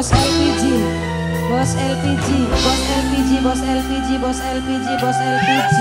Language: Indonesian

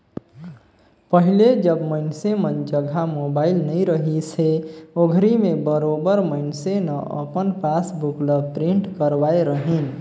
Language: Chhattisgarhi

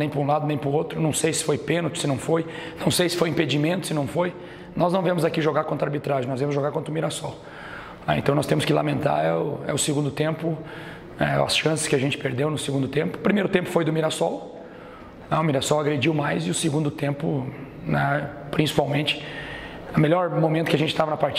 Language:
Portuguese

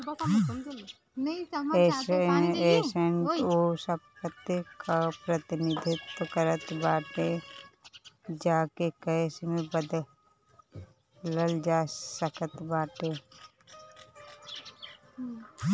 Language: Bhojpuri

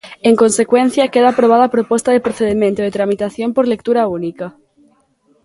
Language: Galician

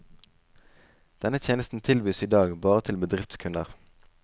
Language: Norwegian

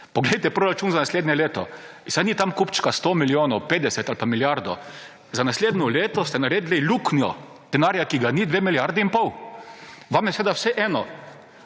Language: Slovenian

